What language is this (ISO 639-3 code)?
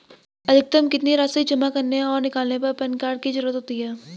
hin